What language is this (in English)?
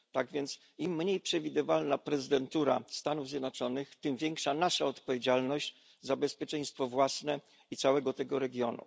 Polish